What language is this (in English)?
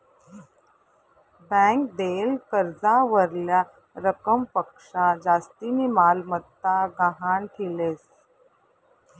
Marathi